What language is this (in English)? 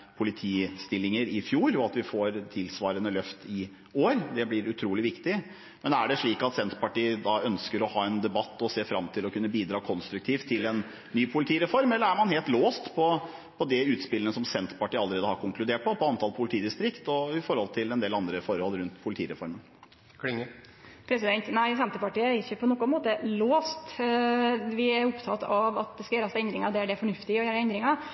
Norwegian